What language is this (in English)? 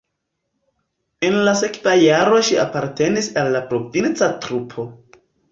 Esperanto